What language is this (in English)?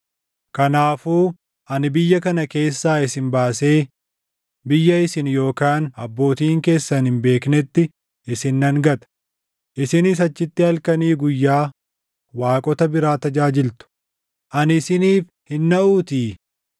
Oromo